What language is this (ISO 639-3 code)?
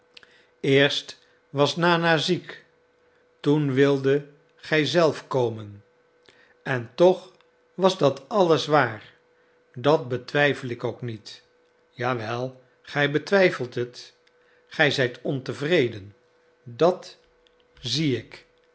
nld